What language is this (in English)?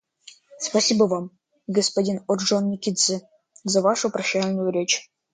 Russian